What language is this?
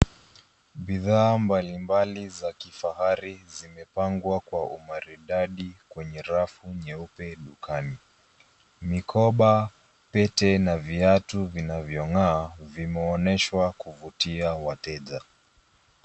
Swahili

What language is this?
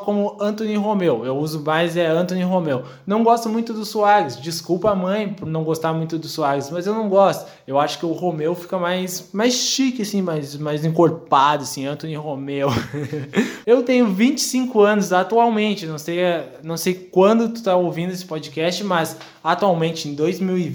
Portuguese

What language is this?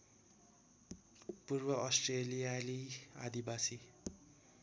Nepali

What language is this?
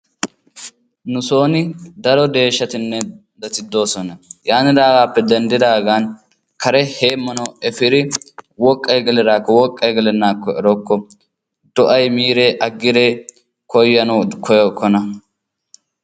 Wolaytta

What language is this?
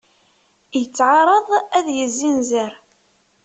Kabyle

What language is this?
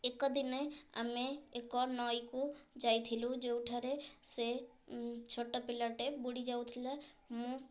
Odia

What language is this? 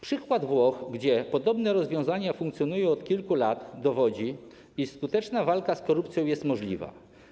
Polish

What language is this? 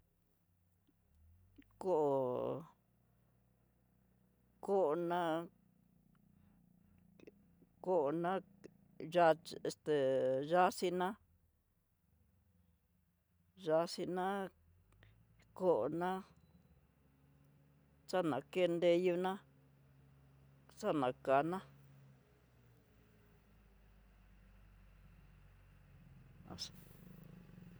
Tidaá Mixtec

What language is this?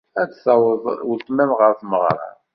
Kabyle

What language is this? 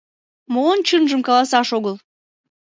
Mari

